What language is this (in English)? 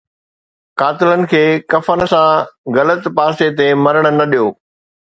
Sindhi